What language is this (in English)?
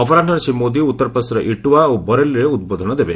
Odia